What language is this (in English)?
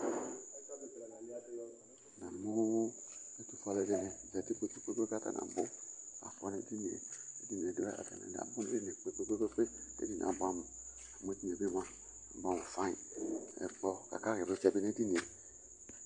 Ikposo